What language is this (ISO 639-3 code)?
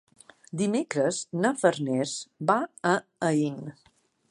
cat